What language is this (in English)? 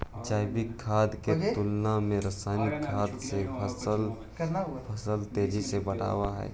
Magahi